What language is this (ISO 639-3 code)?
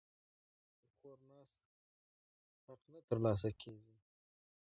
pus